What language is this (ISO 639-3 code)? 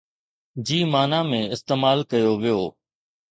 snd